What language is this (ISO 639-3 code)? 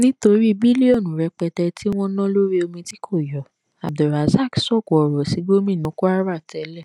yor